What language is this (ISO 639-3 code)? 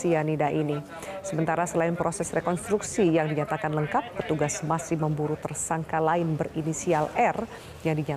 ind